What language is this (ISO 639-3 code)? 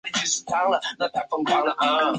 zho